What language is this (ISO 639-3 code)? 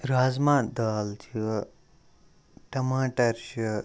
kas